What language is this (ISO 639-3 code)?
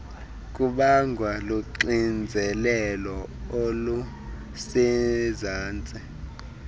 xho